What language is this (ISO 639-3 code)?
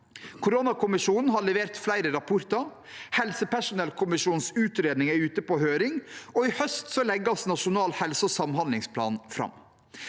nor